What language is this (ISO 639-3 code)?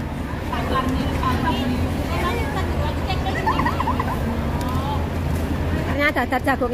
ind